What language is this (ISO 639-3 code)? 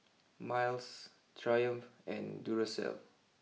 eng